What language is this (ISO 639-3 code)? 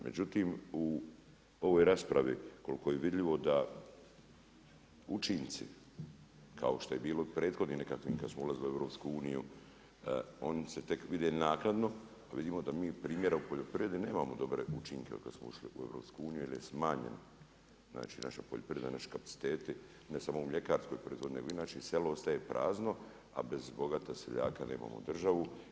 hrv